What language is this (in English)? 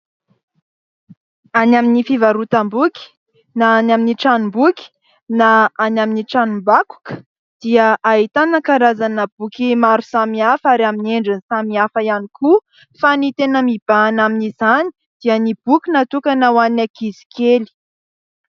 Malagasy